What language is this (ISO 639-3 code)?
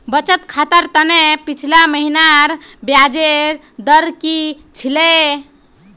mag